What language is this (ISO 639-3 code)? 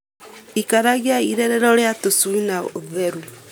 kik